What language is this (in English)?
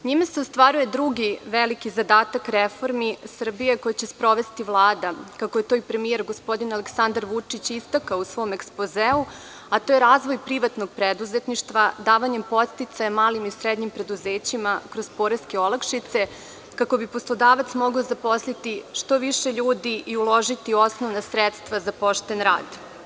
Serbian